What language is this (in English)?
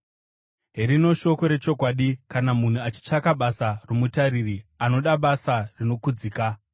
Shona